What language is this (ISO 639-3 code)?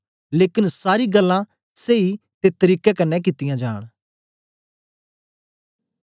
doi